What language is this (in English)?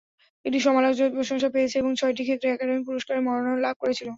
Bangla